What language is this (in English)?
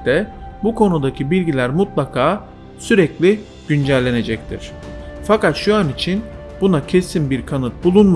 Turkish